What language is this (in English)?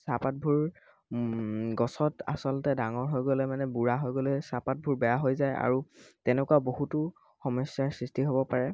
Assamese